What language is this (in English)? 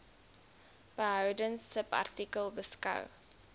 Afrikaans